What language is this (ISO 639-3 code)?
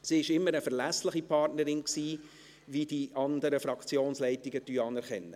gsw